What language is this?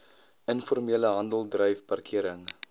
Afrikaans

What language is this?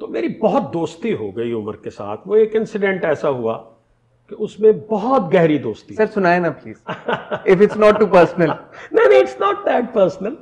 Urdu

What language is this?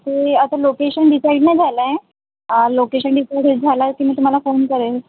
Marathi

